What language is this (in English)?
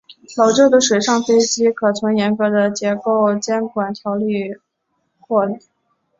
Chinese